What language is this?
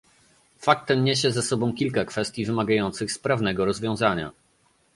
Polish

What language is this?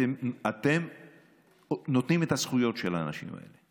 Hebrew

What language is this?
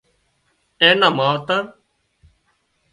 Wadiyara Koli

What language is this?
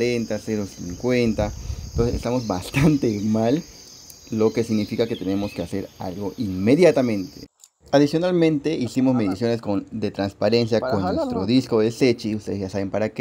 Spanish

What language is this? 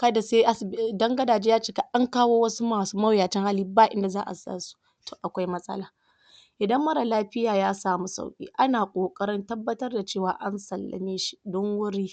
Hausa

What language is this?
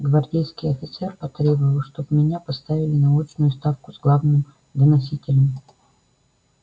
Russian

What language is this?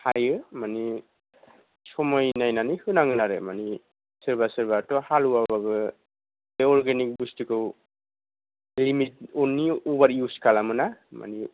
Bodo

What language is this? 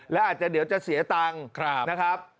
Thai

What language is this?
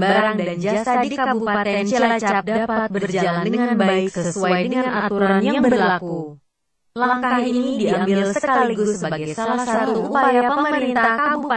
Indonesian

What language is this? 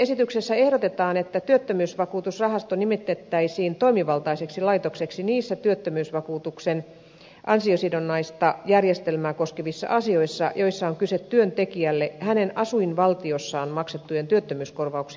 Finnish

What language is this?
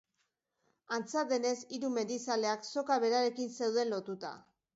Basque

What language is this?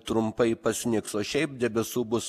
Lithuanian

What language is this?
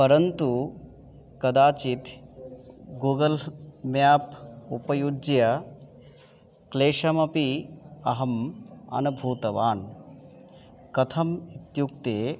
Sanskrit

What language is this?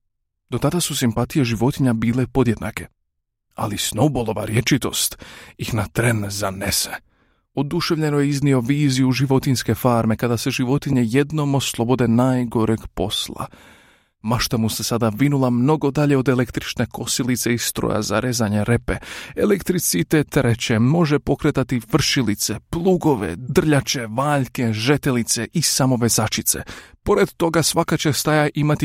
Croatian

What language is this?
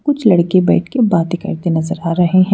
Hindi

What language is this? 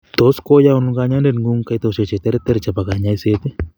Kalenjin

